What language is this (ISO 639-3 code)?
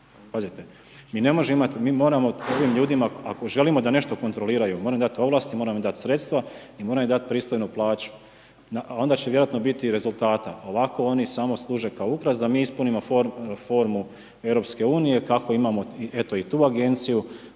hrv